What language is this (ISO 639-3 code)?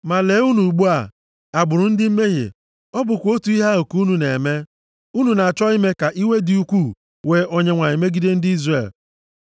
ibo